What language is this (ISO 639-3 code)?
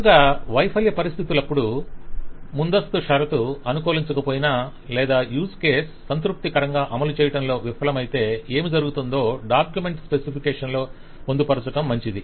tel